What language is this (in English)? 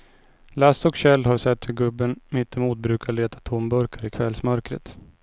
Swedish